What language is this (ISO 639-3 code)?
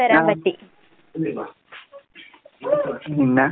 mal